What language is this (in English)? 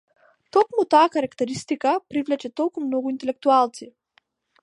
Macedonian